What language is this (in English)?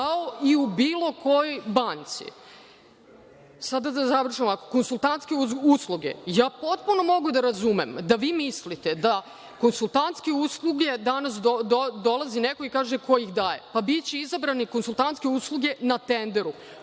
Serbian